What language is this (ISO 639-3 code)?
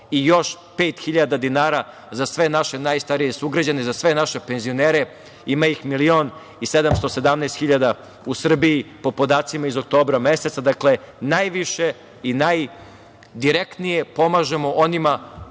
srp